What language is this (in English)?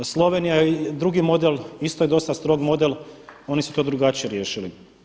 Croatian